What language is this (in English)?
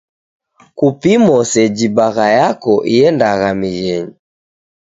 Taita